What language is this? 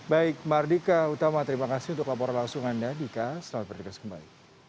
Indonesian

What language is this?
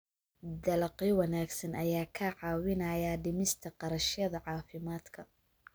Somali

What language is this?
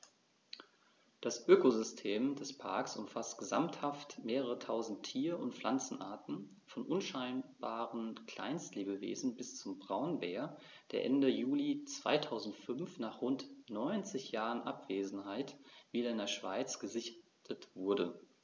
German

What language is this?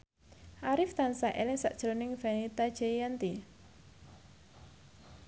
Javanese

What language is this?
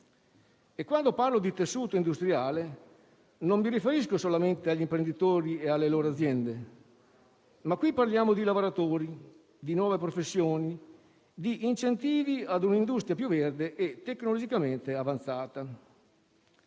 Italian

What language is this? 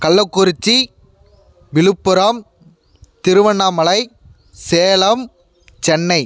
Tamil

